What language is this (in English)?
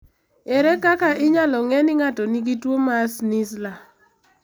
Luo (Kenya and Tanzania)